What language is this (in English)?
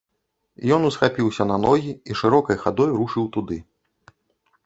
Belarusian